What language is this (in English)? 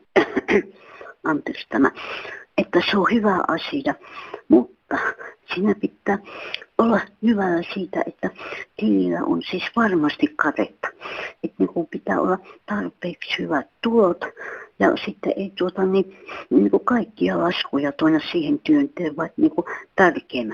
Finnish